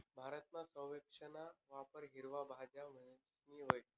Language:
Marathi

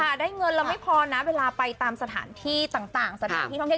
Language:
Thai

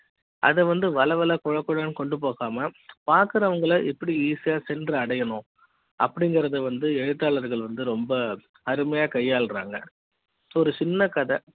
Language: Tamil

